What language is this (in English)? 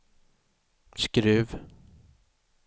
Swedish